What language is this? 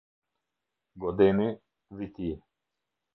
Albanian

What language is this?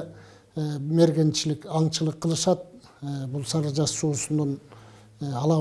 Turkish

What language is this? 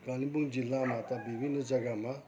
Nepali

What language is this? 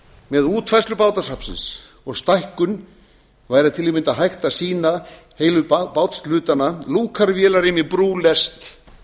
Icelandic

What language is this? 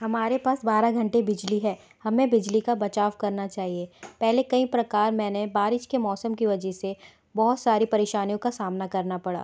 Hindi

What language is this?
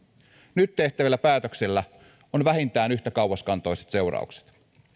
Finnish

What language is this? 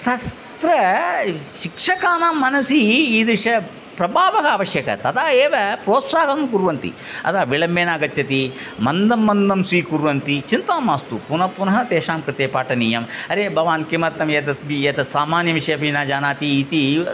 Sanskrit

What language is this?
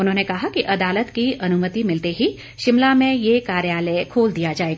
Hindi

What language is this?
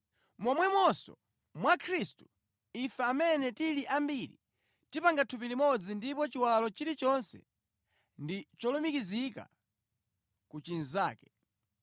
Nyanja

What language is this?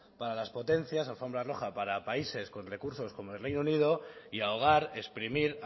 Spanish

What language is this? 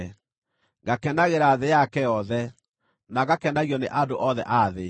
Kikuyu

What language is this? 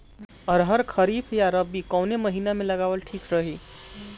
Bhojpuri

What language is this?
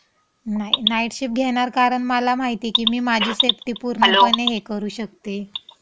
Marathi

